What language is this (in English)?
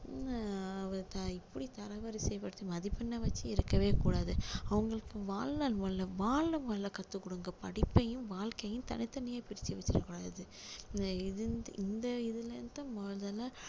Tamil